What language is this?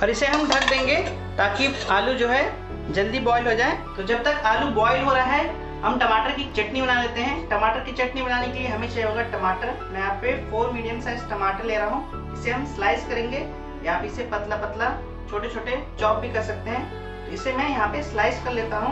Hindi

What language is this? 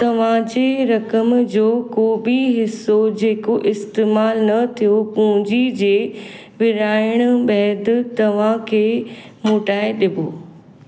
Sindhi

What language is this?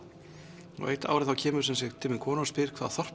Icelandic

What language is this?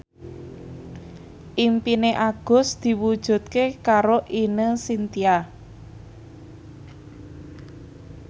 Javanese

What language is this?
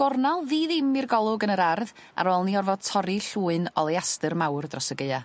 Welsh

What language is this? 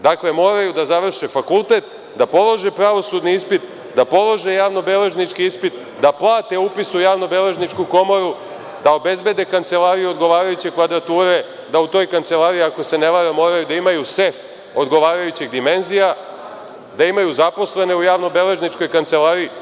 Serbian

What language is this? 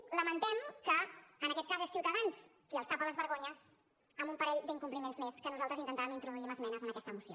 Catalan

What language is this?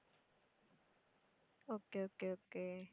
Tamil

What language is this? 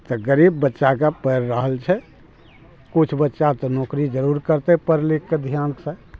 Maithili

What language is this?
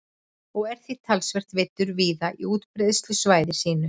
Icelandic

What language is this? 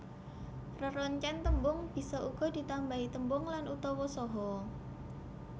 Javanese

